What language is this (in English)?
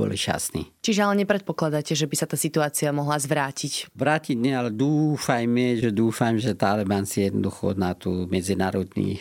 Slovak